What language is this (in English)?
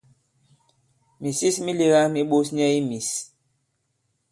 Bankon